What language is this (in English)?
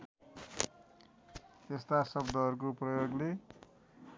Nepali